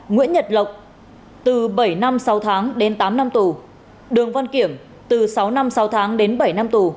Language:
Vietnamese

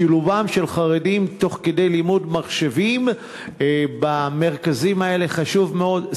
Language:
Hebrew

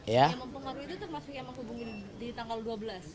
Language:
Indonesian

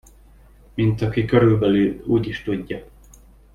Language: Hungarian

